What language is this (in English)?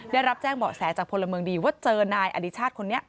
Thai